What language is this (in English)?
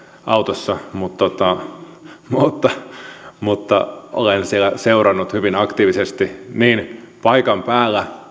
Finnish